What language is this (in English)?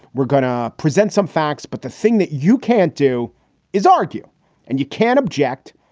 English